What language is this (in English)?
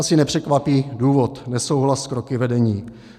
Czech